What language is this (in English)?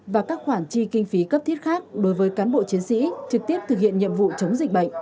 Vietnamese